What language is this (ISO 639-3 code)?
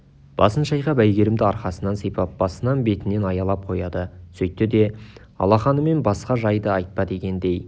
kaz